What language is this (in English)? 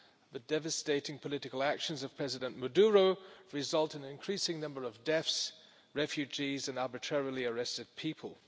English